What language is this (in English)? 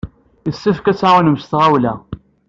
Kabyle